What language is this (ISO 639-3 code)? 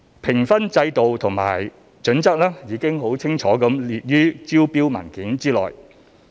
yue